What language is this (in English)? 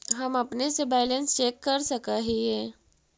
Magahi